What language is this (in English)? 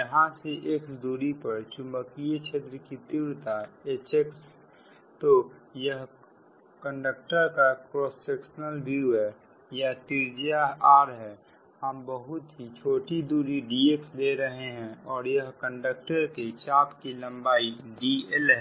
Hindi